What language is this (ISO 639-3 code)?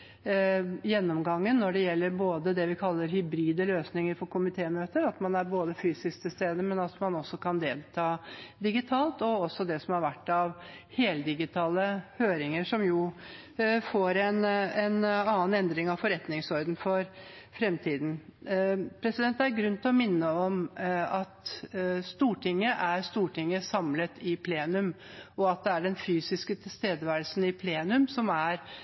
nob